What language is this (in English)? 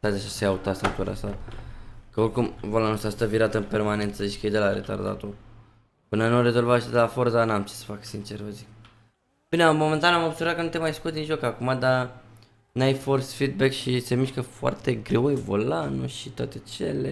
Romanian